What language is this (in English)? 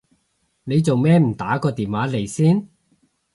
Cantonese